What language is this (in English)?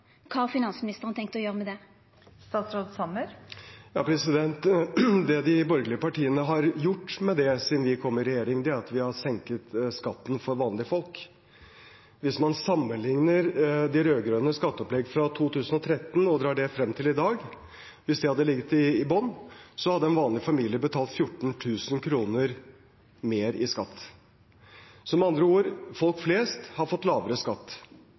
Norwegian